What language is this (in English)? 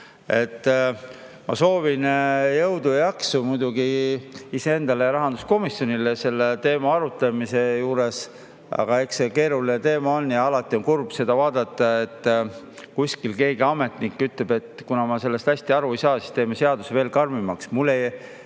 Estonian